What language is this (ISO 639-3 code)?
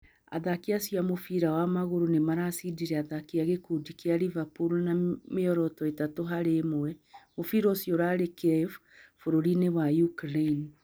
kik